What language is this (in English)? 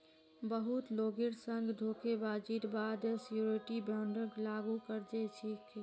Magahi